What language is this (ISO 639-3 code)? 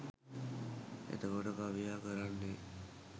sin